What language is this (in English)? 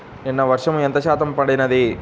Telugu